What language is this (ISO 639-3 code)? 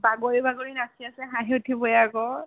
asm